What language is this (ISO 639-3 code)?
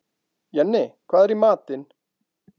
isl